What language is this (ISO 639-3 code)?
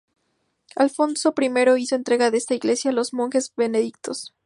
spa